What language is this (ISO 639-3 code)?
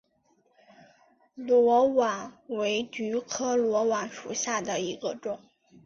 zho